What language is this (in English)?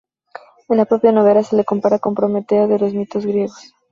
Spanish